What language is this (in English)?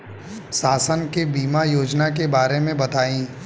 Bhojpuri